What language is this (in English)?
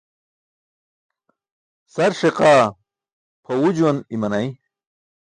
Burushaski